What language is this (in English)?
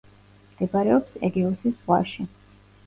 Georgian